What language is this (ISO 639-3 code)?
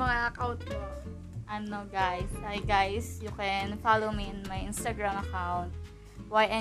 fil